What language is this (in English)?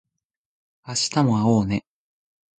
Japanese